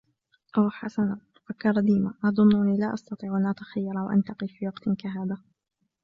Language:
Arabic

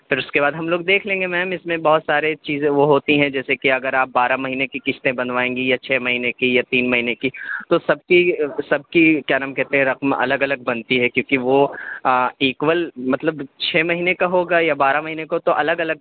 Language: Urdu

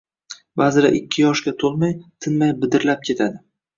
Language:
Uzbek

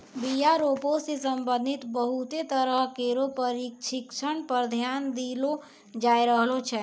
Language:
Maithili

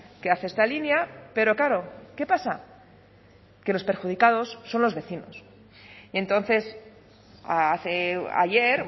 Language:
Spanish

